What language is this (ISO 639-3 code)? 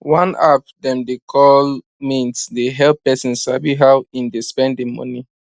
pcm